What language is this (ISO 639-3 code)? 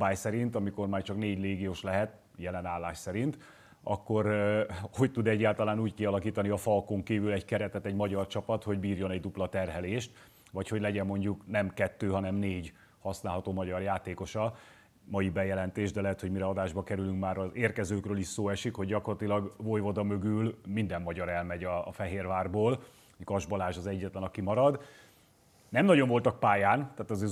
hun